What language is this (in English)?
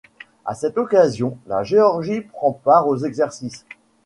French